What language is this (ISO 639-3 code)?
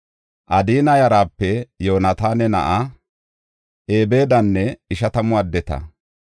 gof